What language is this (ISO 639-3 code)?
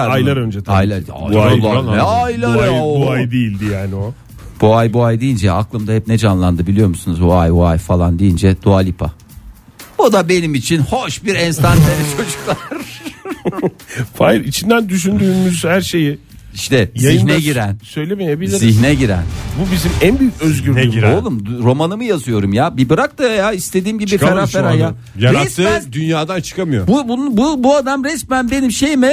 tur